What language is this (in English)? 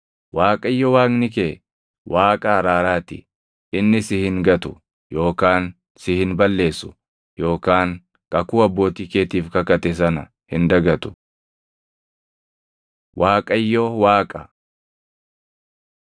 Oromo